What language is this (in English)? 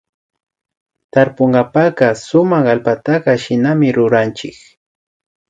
Imbabura Highland Quichua